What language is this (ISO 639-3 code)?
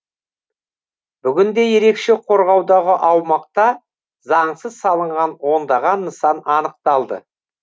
kaz